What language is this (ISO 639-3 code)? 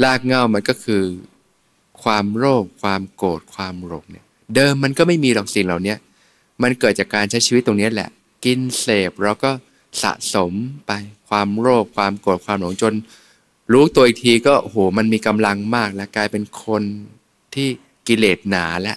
tha